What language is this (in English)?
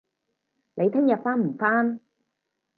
Cantonese